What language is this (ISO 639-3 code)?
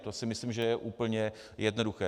ces